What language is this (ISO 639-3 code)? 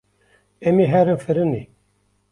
kur